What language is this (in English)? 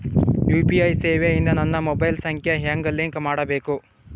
Kannada